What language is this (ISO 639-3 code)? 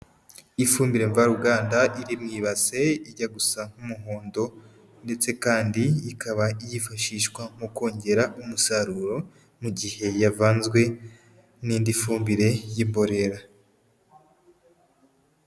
kin